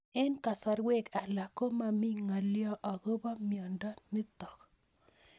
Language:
Kalenjin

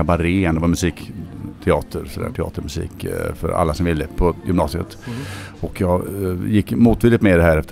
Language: Swedish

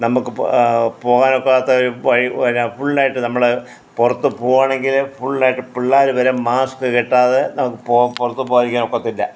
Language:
Malayalam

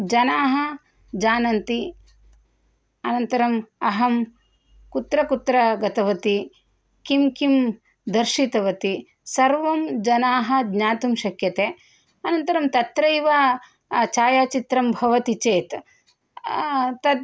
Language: Sanskrit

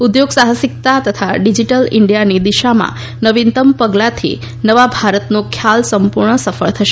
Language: Gujarati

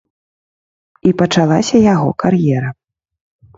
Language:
Belarusian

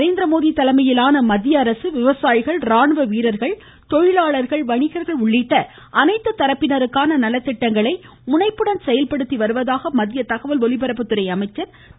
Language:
Tamil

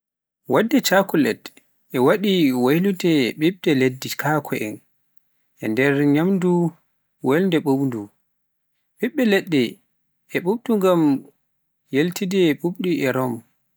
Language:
Pular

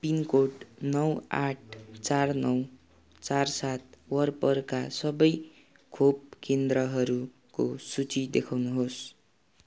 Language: Nepali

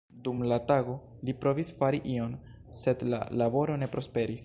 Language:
Esperanto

